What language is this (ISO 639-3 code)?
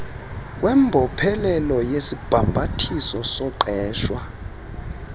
xho